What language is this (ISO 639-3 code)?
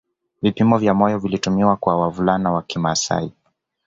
swa